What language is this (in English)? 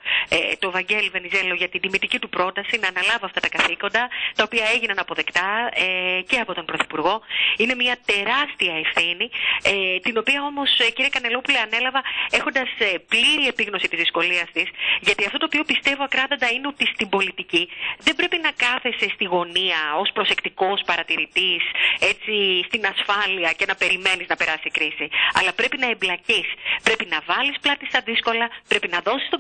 Greek